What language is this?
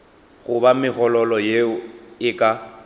Northern Sotho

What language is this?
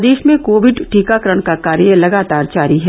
Hindi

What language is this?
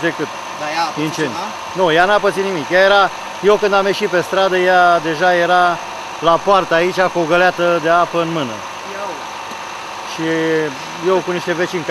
Romanian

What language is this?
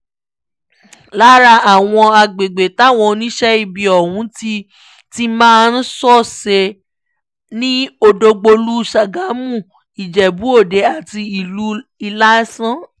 Yoruba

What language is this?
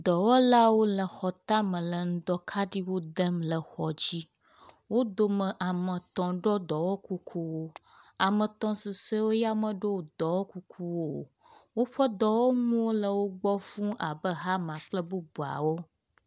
Ewe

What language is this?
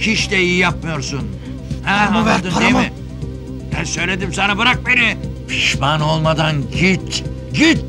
Turkish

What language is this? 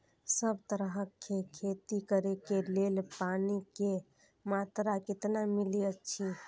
Maithili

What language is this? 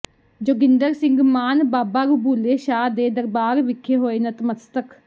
Punjabi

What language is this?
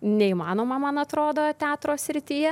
Lithuanian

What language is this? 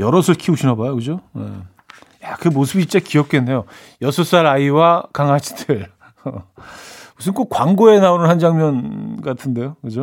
Korean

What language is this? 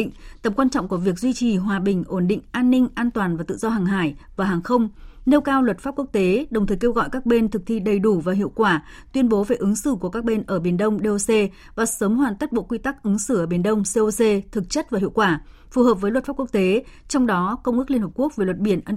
Vietnamese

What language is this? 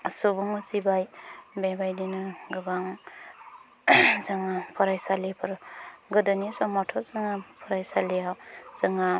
Bodo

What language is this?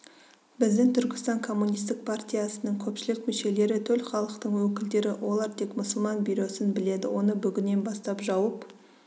Kazakh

